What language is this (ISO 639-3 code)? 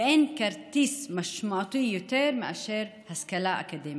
heb